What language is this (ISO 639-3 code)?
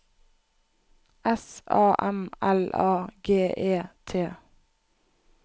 nor